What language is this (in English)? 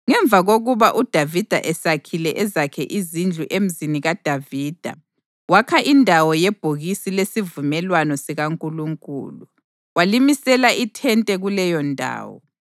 North Ndebele